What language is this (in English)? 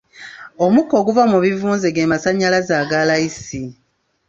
Ganda